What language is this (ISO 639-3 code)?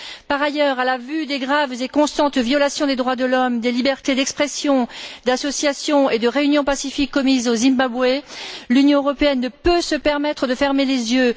fra